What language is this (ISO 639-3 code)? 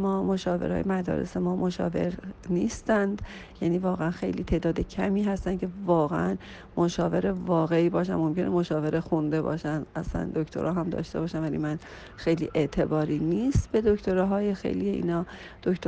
fas